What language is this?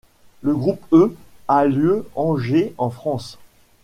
French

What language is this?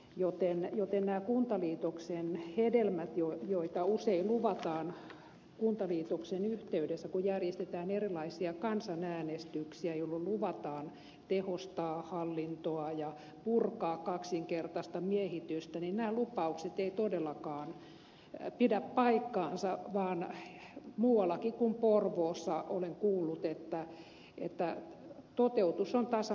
Finnish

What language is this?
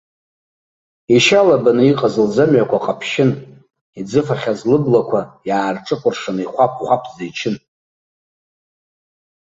Abkhazian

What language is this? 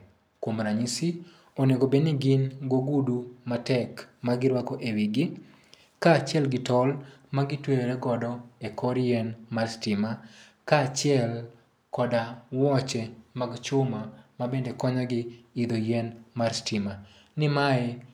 Luo (Kenya and Tanzania)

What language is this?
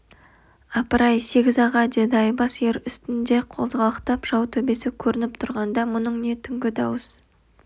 Kazakh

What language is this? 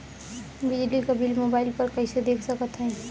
Bhojpuri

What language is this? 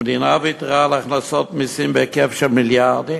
Hebrew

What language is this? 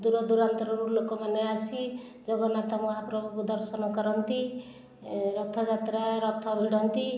Odia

